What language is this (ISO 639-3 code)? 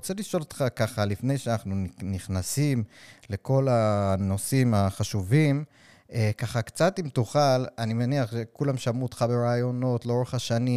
heb